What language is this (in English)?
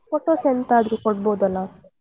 Kannada